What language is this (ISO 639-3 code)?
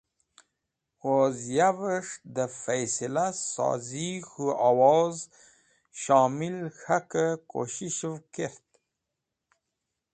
wbl